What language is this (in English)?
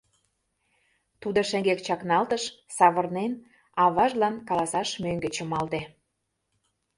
Mari